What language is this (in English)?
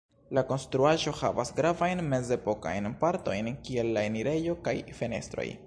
Esperanto